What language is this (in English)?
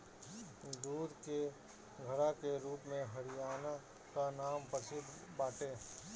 Bhojpuri